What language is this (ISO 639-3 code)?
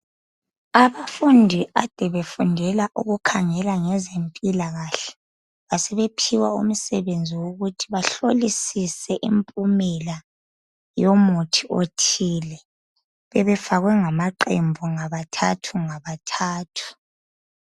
nde